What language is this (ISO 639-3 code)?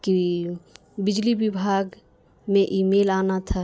urd